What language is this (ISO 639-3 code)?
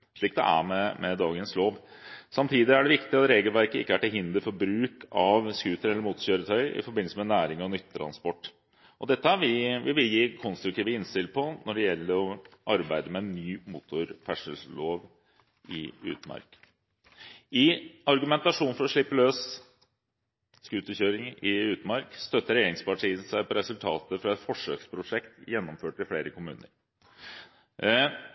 nob